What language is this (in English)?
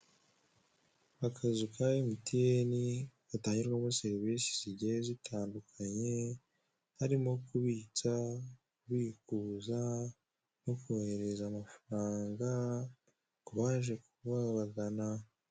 Kinyarwanda